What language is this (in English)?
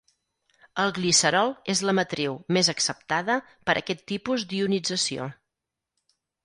Catalan